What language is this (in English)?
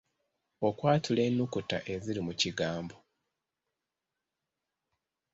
Ganda